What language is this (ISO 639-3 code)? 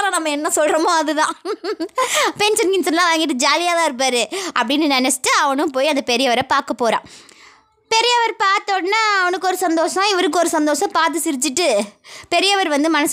tam